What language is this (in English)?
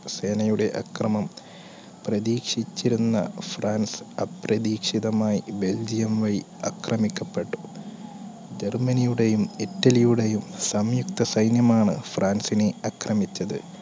Malayalam